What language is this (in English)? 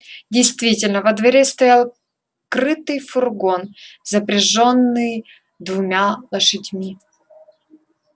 Russian